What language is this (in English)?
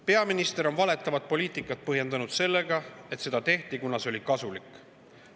Estonian